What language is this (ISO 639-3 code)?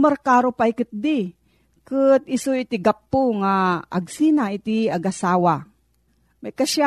fil